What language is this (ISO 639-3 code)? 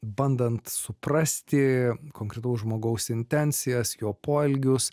lit